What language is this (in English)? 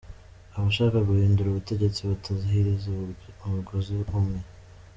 Kinyarwanda